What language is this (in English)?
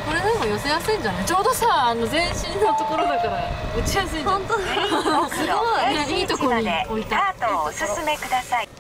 Japanese